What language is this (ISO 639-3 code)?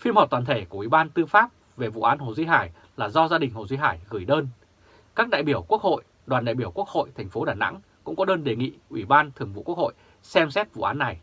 vie